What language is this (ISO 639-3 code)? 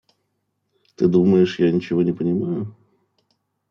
rus